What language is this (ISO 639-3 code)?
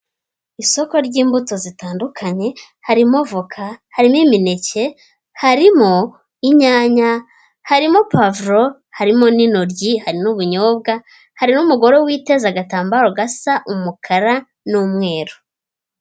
kin